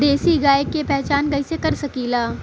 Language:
Bhojpuri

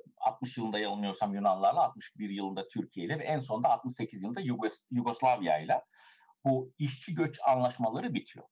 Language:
Turkish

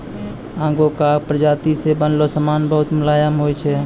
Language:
Maithili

